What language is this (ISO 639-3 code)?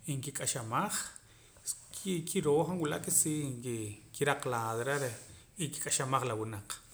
poc